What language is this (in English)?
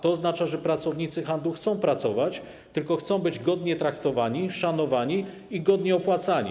Polish